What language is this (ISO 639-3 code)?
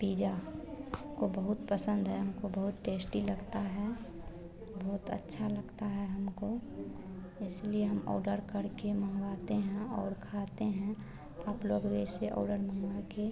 hin